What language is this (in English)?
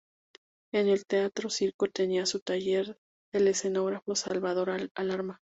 Spanish